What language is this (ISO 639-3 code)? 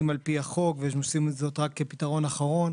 heb